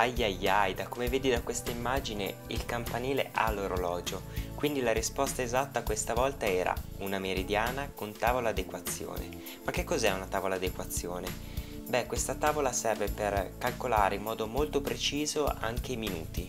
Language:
Italian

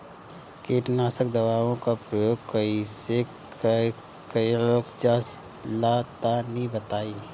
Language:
Bhojpuri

